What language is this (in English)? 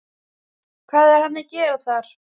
Icelandic